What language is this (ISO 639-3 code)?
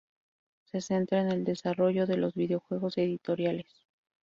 spa